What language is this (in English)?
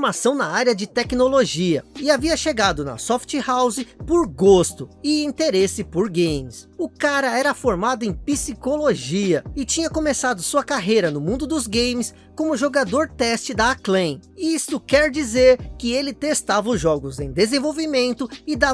Portuguese